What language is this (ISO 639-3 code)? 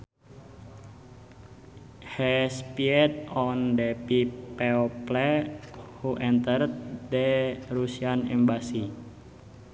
sun